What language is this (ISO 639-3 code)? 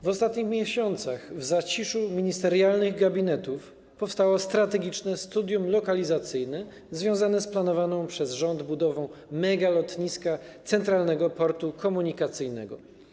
pol